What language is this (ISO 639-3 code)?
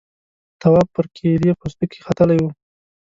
pus